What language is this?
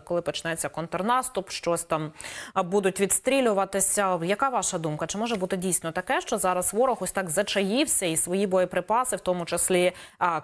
Ukrainian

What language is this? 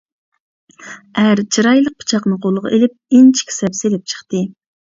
Uyghur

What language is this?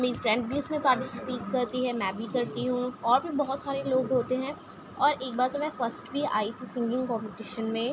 Urdu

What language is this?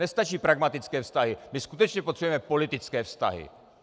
Czech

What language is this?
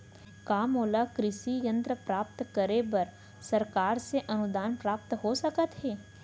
Chhattisgarhi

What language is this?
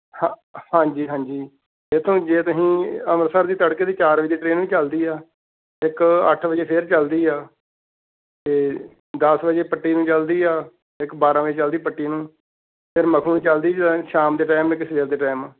Punjabi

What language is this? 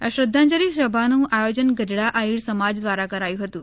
Gujarati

